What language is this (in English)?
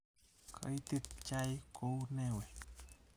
Kalenjin